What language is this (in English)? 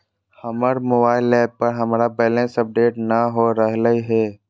Magahi